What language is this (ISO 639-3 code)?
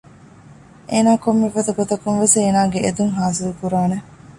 div